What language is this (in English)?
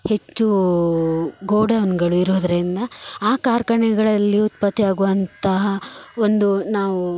Kannada